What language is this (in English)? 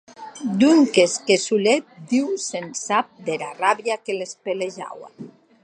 Occitan